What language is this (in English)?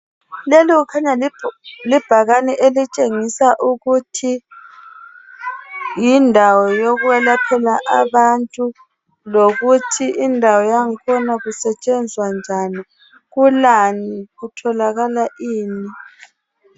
North Ndebele